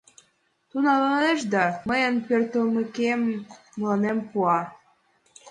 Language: Mari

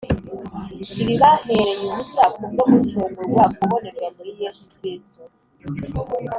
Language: Kinyarwanda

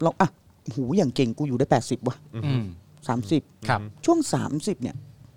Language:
Thai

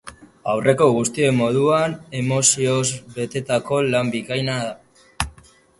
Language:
Basque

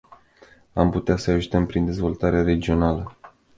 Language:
Romanian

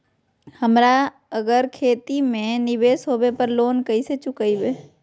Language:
Magahi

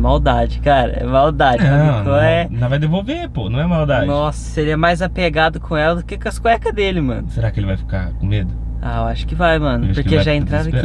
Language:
Portuguese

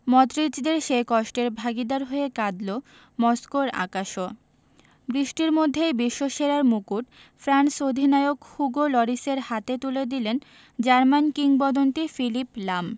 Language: Bangla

